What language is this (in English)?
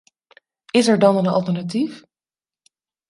Dutch